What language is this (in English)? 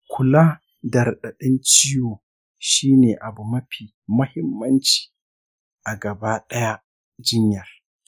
Hausa